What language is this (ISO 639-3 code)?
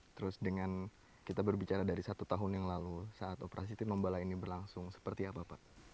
ind